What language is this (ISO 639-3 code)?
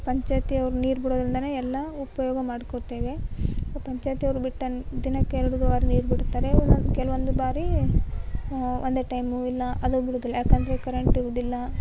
kan